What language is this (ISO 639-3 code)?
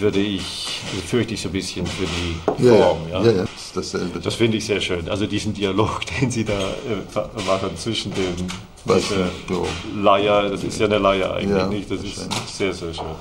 deu